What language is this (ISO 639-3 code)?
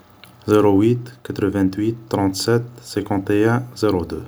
arq